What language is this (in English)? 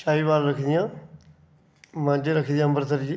Dogri